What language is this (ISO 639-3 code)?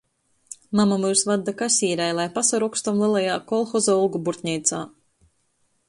ltg